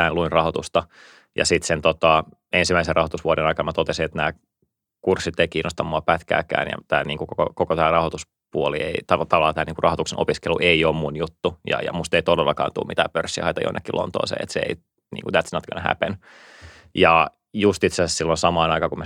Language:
Finnish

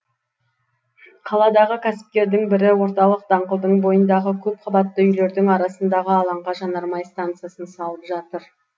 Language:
Kazakh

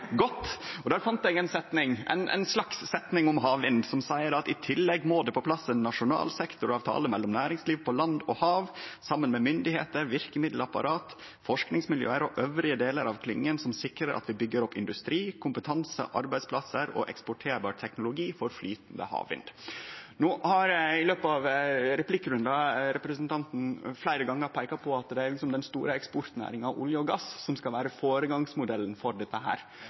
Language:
Norwegian Nynorsk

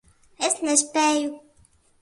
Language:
Latvian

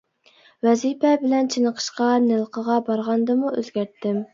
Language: Uyghur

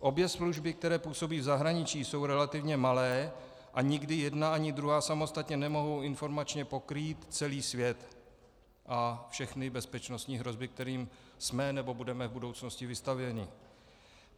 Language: Czech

